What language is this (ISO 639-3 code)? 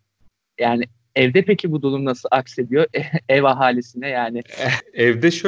tur